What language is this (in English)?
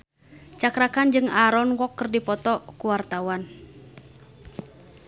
Sundanese